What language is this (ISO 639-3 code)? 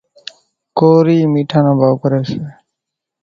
gjk